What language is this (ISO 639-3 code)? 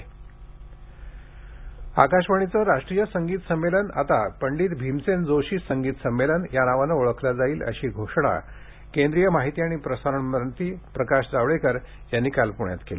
mar